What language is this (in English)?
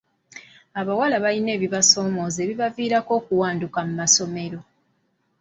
Ganda